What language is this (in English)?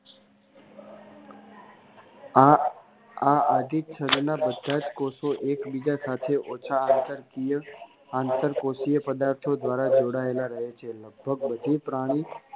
Gujarati